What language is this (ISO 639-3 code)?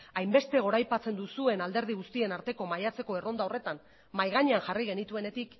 eus